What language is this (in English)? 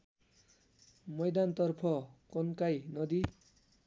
Nepali